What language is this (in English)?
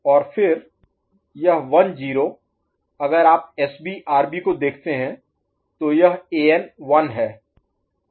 Hindi